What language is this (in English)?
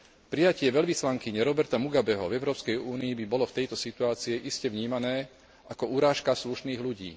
Slovak